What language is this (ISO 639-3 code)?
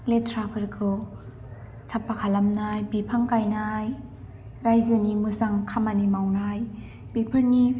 brx